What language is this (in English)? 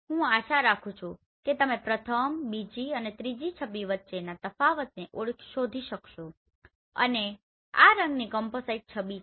Gujarati